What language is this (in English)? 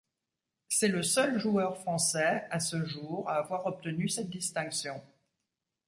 French